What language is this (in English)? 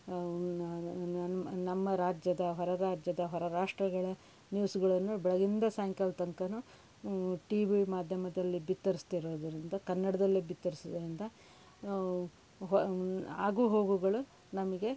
Kannada